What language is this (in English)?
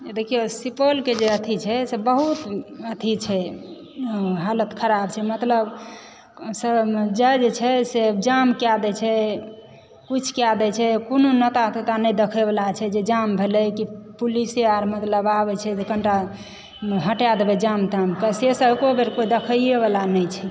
Maithili